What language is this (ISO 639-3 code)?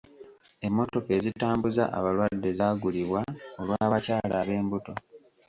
lug